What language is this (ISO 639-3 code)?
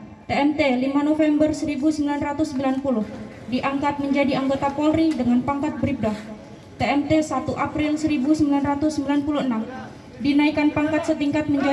ind